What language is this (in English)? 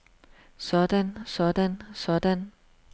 Danish